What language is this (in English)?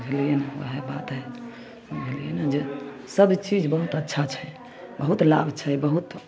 Maithili